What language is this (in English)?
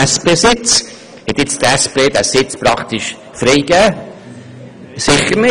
Swiss German